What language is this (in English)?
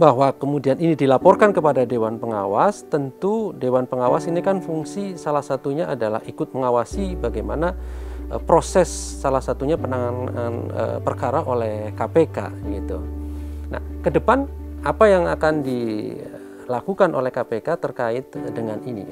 Indonesian